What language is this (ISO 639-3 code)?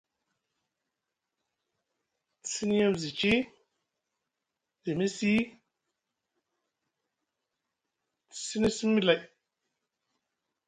mug